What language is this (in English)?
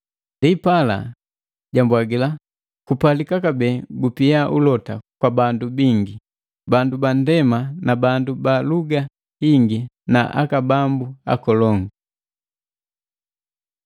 Matengo